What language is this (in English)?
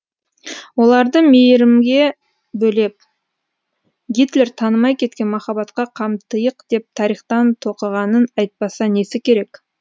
Kazakh